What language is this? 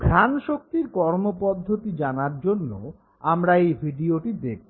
Bangla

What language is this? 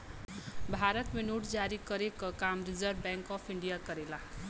Bhojpuri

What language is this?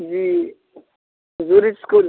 Urdu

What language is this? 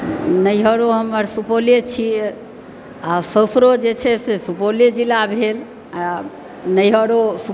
Maithili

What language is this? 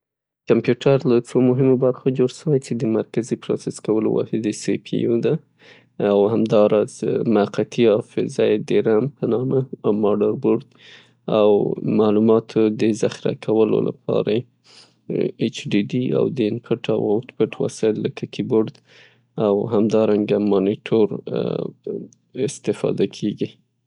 Pashto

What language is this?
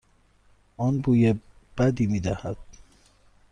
Persian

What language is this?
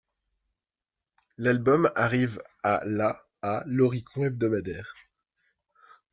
French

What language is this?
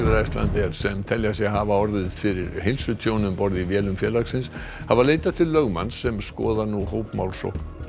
Icelandic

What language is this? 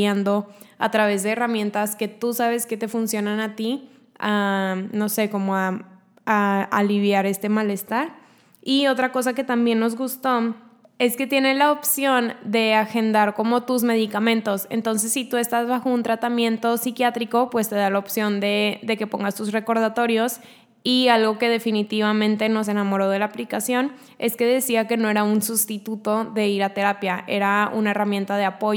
Spanish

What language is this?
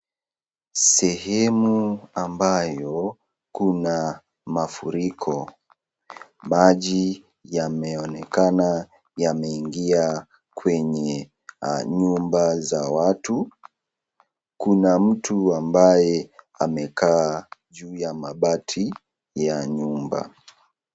Swahili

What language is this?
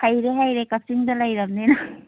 Manipuri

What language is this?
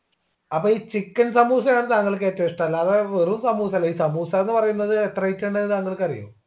Malayalam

